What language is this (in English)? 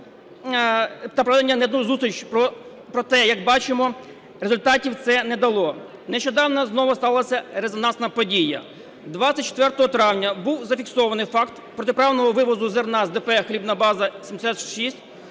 Ukrainian